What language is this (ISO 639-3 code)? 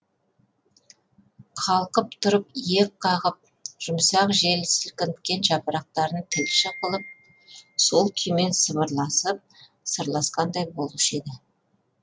kaz